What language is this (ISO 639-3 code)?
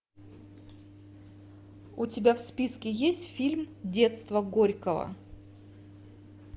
rus